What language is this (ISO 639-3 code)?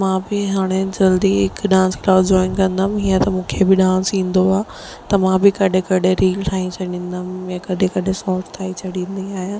snd